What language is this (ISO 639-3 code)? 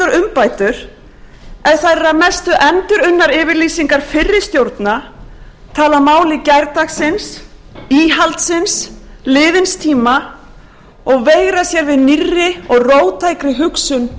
isl